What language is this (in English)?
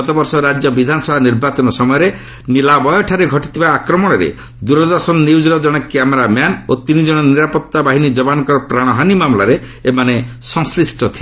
Odia